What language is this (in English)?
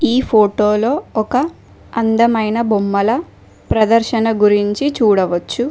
Telugu